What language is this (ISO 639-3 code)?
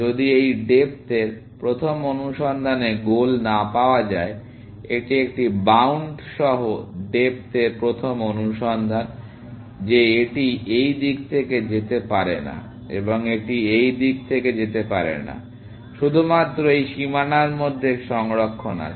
ben